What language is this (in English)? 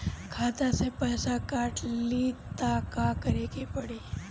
Bhojpuri